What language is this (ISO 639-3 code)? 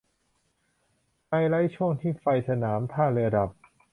tha